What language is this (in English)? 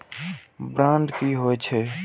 Maithili